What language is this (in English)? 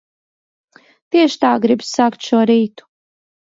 Latvian